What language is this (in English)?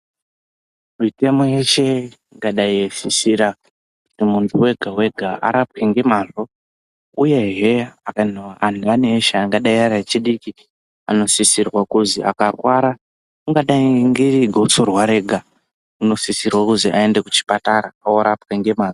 Ndau